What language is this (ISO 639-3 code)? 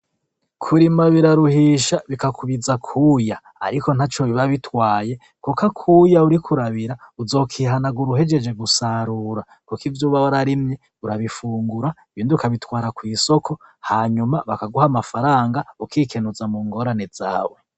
run